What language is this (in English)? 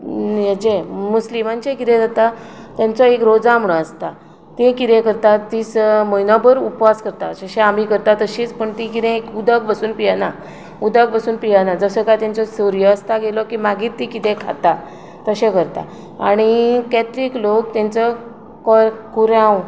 Konkani